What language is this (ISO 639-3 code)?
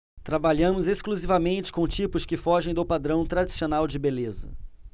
por